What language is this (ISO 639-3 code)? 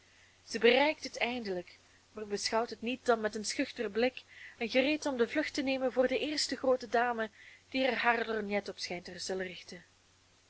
nld